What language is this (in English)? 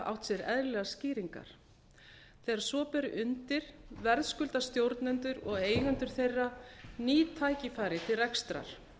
Icelandic